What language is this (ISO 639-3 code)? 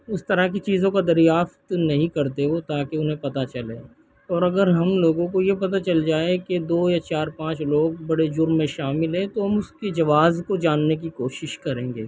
urd